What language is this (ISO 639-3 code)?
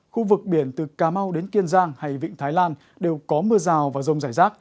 vie